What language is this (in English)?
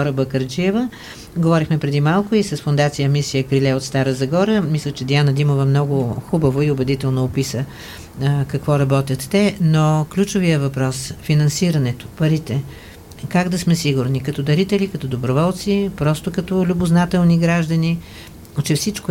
Bulgarian